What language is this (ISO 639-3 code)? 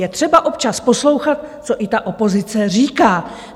ces